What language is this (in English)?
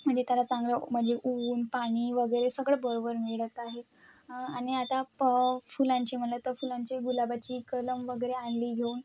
Marathi